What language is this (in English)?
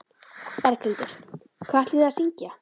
Icelandic